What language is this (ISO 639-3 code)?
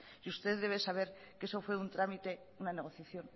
spa